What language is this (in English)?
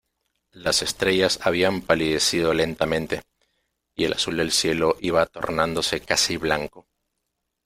Spanish